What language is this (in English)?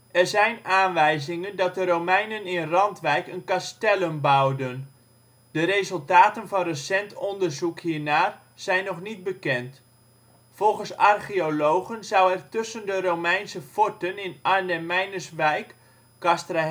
Dutch